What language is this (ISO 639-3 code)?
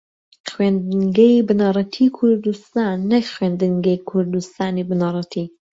ckb